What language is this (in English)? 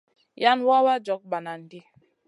Masana